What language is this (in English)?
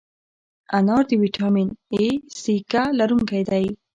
Pashto